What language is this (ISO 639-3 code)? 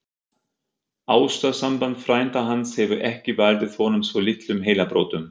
isl